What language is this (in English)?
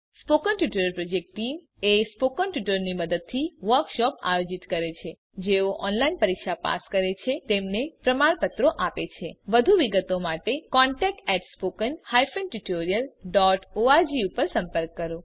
Gujarati